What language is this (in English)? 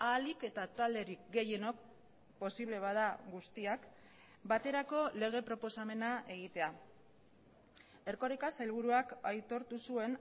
Basque